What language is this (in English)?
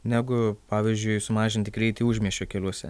Lithuanian